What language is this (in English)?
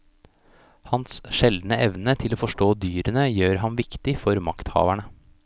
Norwegian